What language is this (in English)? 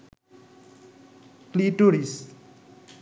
Bangla